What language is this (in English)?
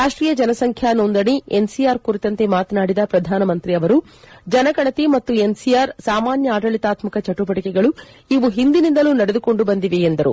Kannada